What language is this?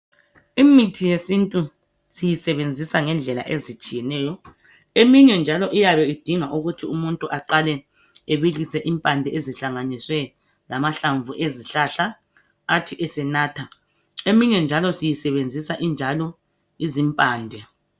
North Ndebele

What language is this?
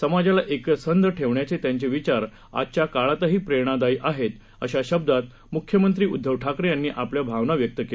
Marathi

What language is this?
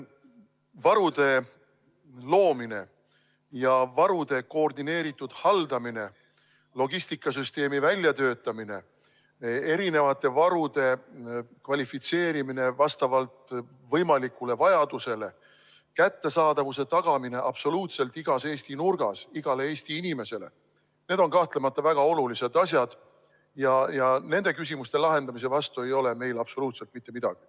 Estonian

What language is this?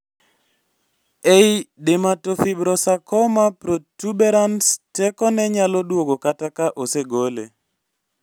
Luo (Kenya and Tanzania)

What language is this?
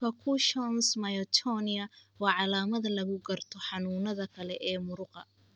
Somali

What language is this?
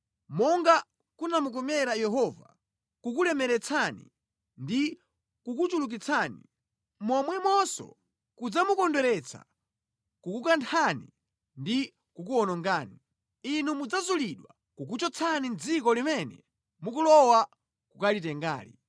Nyanja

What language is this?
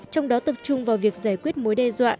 Vietnamese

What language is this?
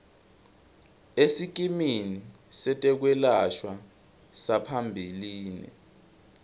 Swati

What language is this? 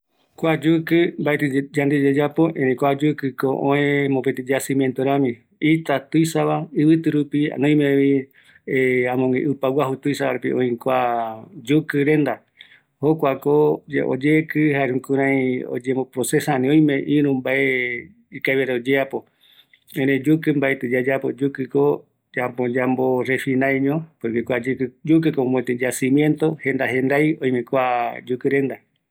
Eastern Bolivian Guaraní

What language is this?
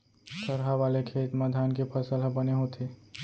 Chhattisgarhi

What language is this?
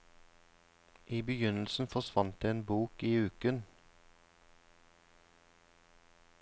Norwegian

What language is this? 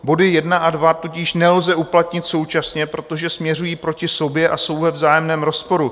Czech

